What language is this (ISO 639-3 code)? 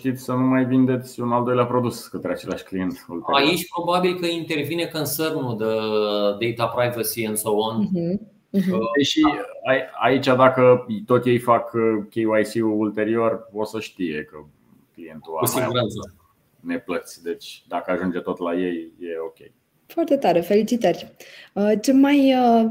ron